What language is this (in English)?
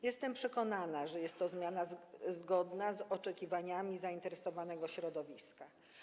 Polish